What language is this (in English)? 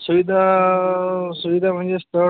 Marathi